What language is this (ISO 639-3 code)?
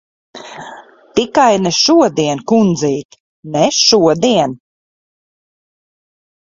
lav